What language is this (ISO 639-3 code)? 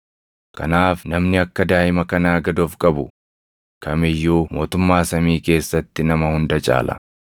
orm